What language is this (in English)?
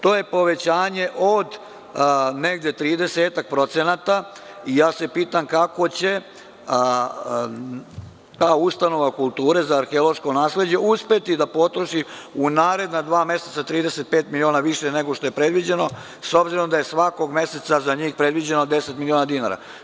Serbian